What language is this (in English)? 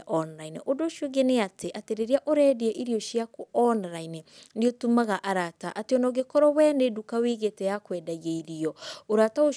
Kikuyu